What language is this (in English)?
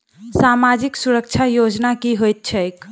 Maithili